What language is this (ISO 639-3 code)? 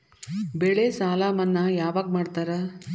kan